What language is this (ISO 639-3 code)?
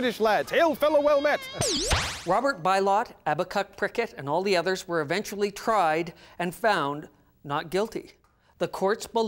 eng